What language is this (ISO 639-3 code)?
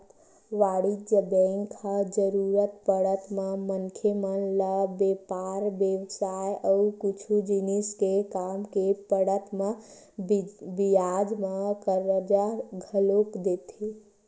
hne